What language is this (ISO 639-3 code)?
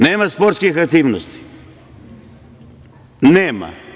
srp